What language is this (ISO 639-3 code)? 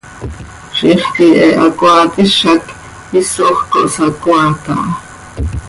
sei